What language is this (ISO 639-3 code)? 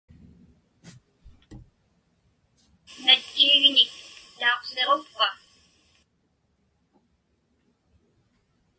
ipk